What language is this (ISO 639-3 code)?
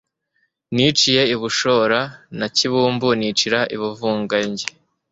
kin